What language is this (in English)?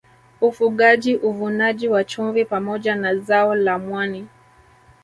Swahili